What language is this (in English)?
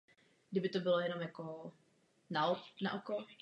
Czech